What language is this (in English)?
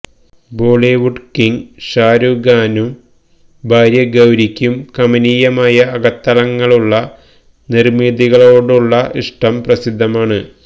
Malayalam